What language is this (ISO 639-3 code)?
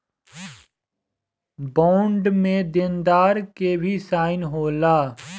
bho